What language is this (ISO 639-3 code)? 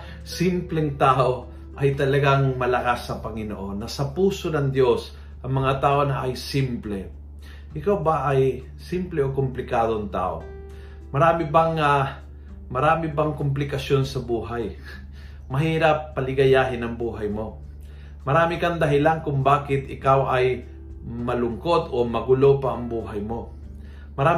fil